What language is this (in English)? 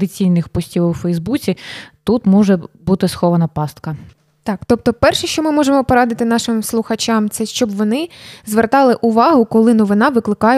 Ukrainian